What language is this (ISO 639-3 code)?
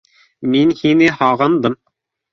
bak